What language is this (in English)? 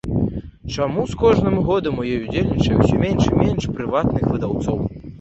Belarusian